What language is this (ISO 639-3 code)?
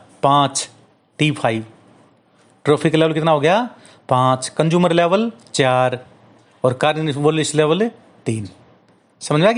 hin